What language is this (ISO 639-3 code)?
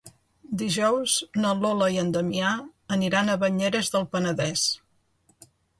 cat